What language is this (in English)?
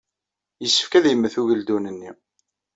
Kabyle